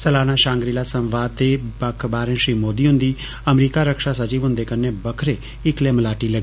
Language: Dogri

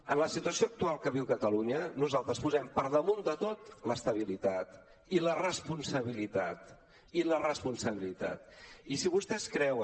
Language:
Catalan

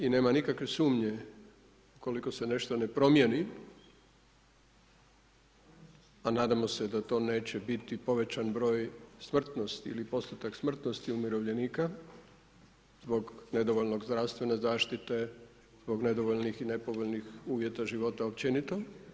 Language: Croatian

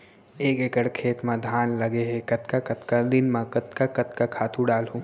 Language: Chhattisgarhi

